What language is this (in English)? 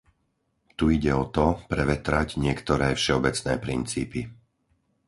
Slovak